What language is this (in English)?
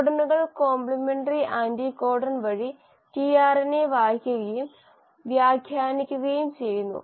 Malayalam